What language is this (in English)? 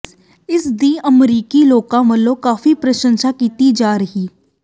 Punjabi